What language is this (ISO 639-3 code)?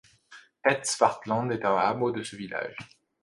fra